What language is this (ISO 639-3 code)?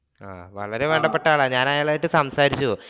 mal